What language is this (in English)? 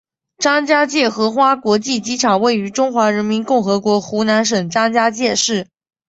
Chinese